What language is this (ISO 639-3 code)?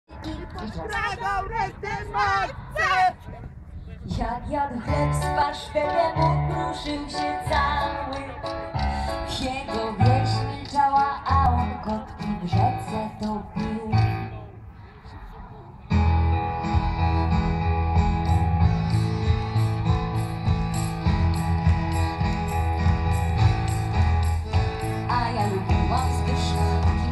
pol